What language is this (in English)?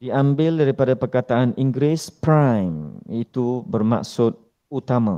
Malay